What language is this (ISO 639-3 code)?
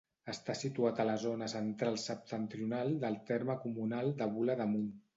cat